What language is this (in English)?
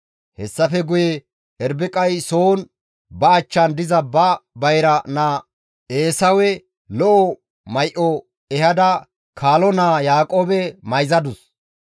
Gamo